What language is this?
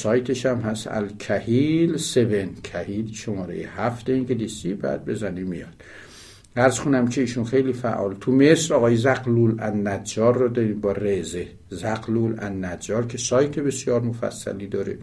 Persian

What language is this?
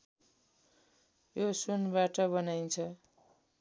Nepali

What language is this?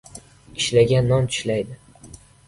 Uzbek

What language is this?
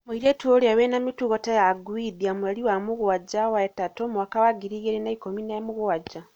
Kikuyu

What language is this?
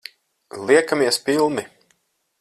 Latvian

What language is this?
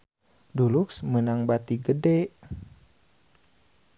Sundanese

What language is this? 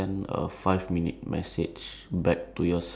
English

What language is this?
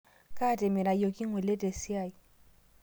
Masai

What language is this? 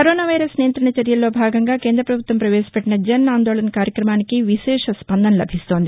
Telugu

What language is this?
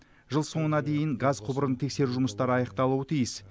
Kazakh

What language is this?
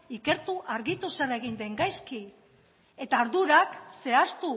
Basque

